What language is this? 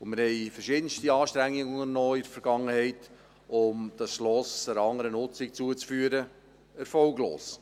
Swiss German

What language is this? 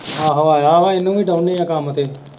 Punjabi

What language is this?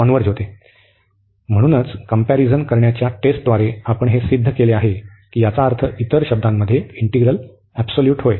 Marathi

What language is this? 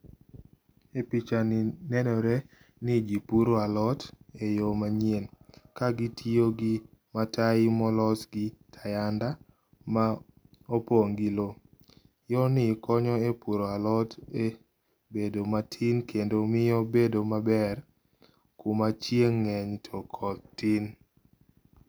Luo (Kenya and Tanzania)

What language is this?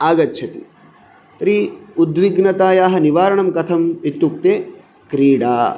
Sanskrit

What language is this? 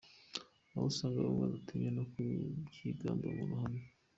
Kinyarwanda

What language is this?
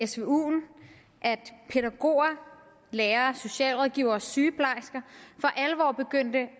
Danish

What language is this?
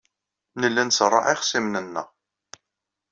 Kabyle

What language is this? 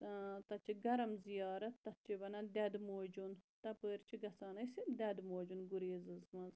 Kashmiri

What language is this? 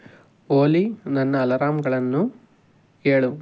Kannada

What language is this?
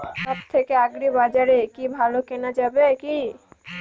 Bangla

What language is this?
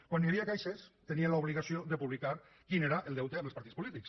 Catalan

